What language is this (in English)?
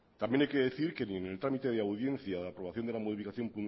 Spanish